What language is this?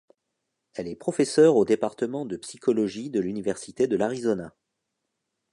French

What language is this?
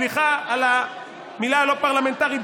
Hebrew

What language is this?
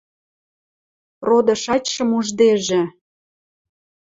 Western Mari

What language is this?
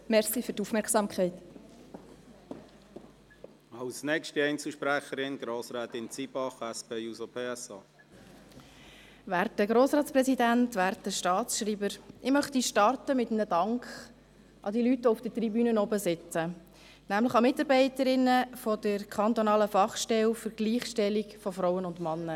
Swiss German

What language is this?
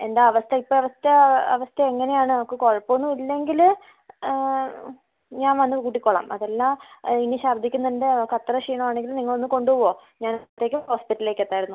Malayalam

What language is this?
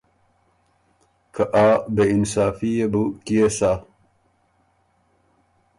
Ormuri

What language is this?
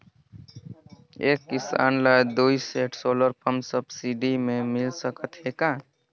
Chhattisgarhi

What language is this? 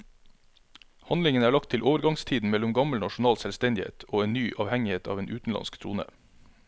Norwegian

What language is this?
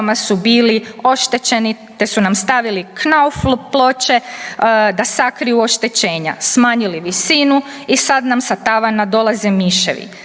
Croatian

